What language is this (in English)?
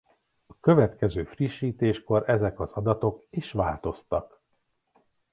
Hungarian